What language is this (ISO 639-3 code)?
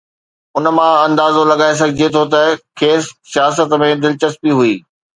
snd